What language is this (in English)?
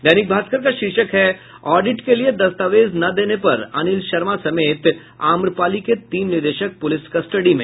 Hindi